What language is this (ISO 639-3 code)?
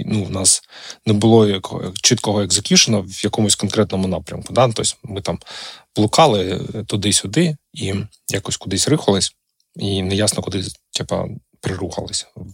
ukr